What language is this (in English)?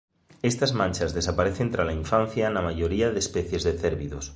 Galician